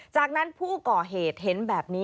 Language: Thai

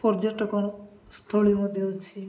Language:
Odia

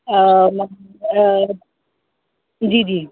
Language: Dogri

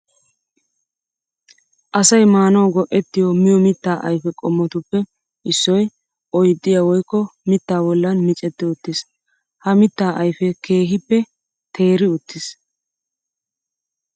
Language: Wolaytta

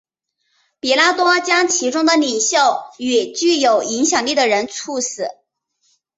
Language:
Chinese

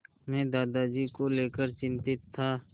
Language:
Hindi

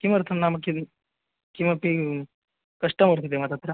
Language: Sanskrit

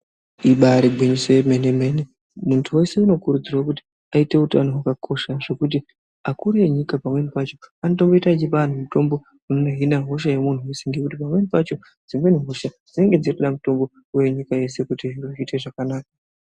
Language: Ndau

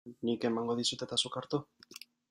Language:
Basque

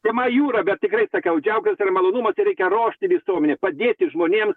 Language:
Lithuanian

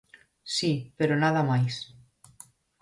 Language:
Galician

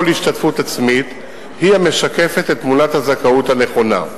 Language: Hebrew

